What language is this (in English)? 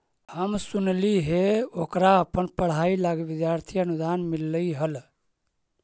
Magahi